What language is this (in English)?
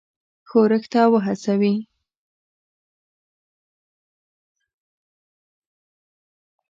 Pashto